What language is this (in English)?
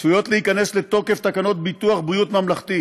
Hebrew